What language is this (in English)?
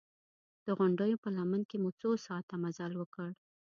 Pashto